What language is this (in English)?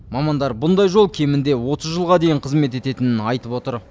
Kazakh